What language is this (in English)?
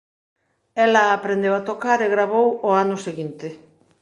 Galician